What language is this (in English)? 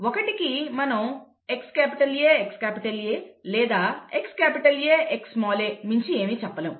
Telugu